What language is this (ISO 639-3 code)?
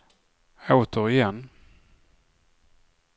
swe